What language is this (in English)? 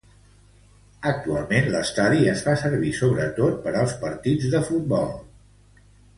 Catalan